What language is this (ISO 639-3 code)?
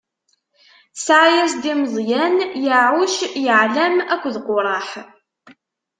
kab